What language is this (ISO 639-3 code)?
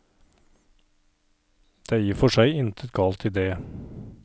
nor